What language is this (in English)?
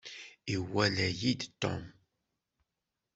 Kabyle